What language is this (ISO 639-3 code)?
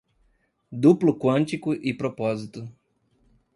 por